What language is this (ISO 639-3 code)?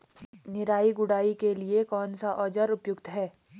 hin